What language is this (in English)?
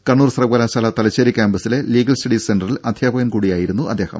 Malayalam